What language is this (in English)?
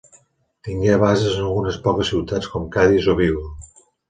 Catalan